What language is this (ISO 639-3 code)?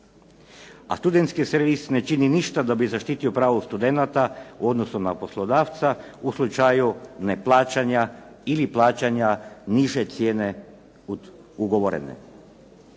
hrv